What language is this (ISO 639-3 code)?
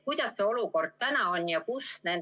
est